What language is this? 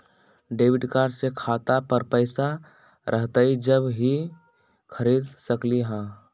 Magahi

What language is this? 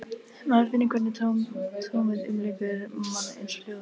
Icelandic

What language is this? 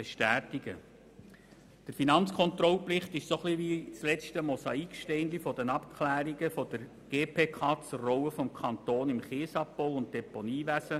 Swiss German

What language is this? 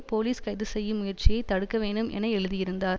Tamil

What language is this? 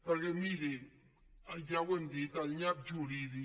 Catalan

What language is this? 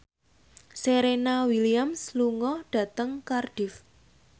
Javanese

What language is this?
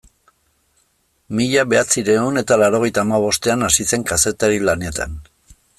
Basque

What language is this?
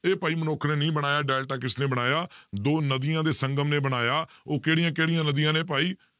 Punjabi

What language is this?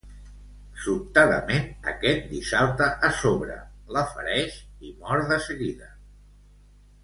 Catalan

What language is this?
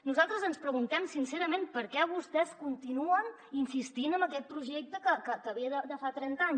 Catalan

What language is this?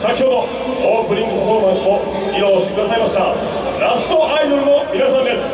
Japanese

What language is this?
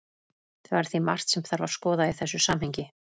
Icelandic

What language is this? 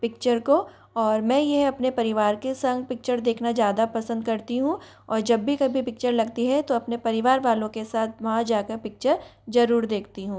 Hindi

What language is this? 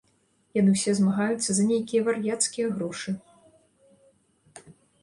Belarusian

